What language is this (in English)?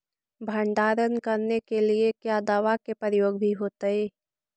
Magahi